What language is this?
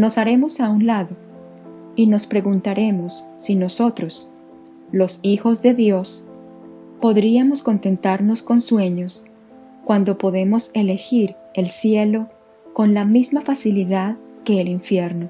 Spanish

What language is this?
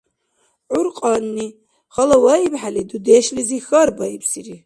Dargwa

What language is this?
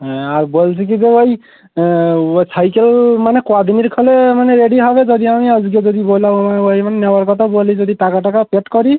Bangla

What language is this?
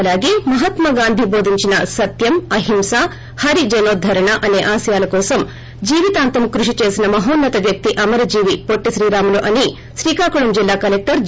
Telugu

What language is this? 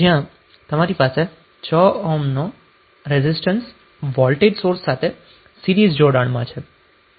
Gujarati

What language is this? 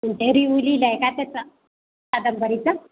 Marathi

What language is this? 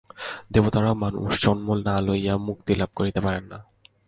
Bangla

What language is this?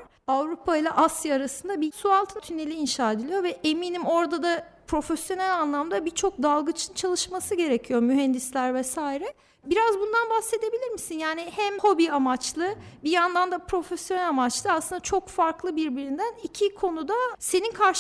Turkish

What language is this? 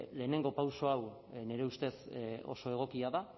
Basque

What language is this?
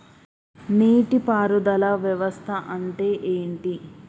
Telugu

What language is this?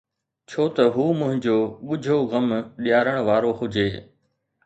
Sindhi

